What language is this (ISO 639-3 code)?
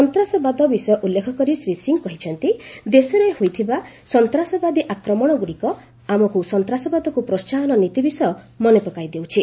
ori